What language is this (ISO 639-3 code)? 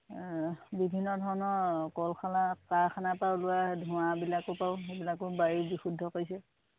asm